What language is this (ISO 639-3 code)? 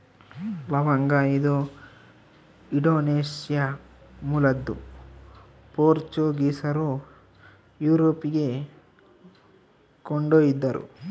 kan